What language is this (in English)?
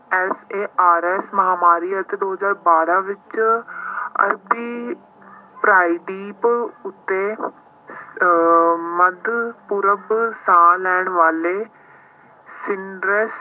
Punjabi